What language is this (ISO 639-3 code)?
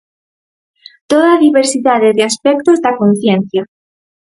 glg